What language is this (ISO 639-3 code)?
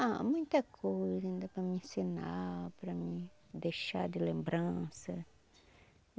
por